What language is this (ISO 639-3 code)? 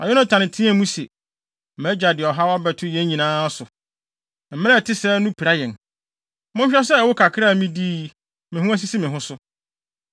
aka